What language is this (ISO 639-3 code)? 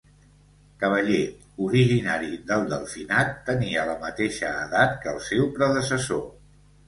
cat